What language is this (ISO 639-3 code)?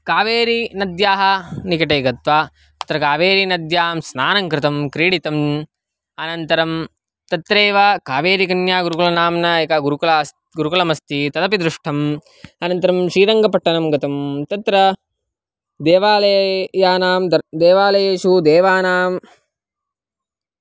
san